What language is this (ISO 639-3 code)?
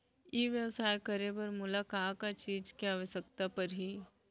hne